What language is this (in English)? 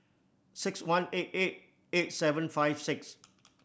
English